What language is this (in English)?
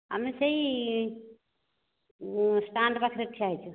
Odia